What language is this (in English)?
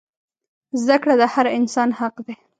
Pashto